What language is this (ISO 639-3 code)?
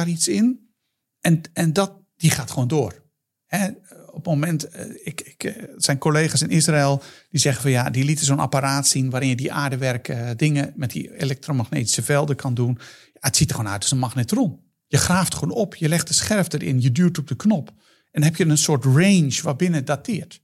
nld